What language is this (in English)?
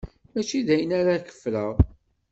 Kabyle